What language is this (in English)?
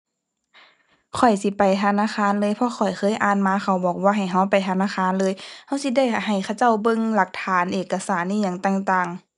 Thai